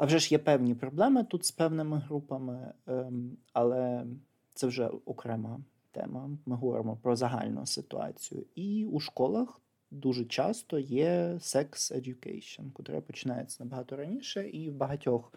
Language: Ukrainian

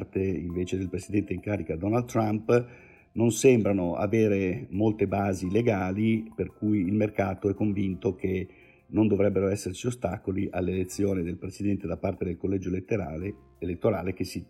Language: Italian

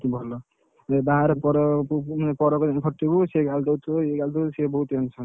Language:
Odia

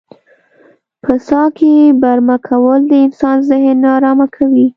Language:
Pashto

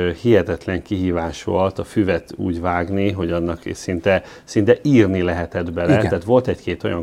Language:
Hungarian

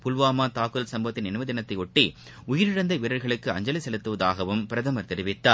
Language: Tamil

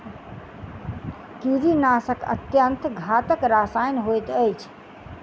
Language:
Maithili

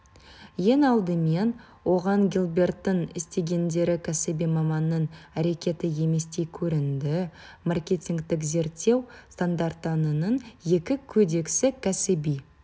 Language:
Kazakh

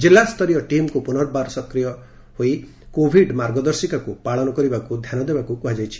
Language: Odia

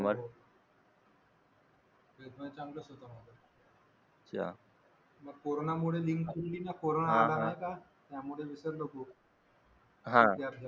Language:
Marathi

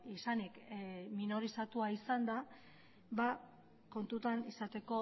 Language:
Basque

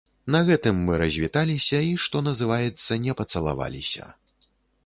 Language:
Belarusian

